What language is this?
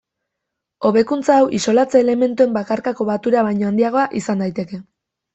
Basque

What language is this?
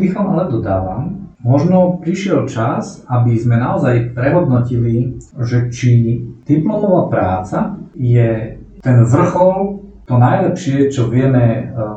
Slovak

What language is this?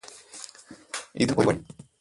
Malayalam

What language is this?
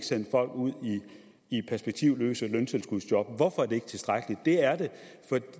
Danish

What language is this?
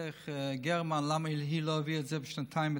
Hebrew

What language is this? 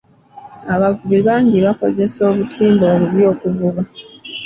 Ganda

